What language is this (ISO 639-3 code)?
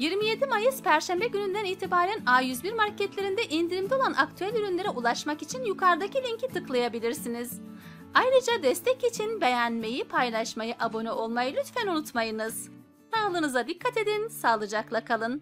tur